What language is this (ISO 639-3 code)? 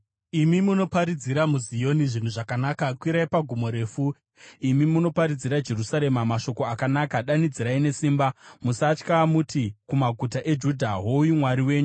sna